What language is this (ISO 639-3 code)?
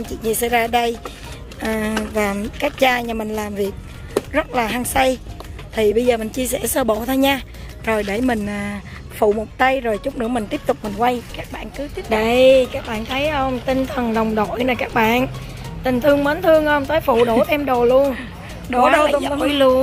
vie